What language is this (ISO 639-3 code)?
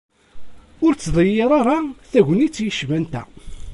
kab